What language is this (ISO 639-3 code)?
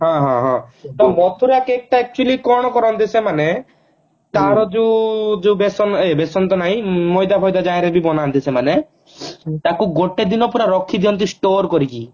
ori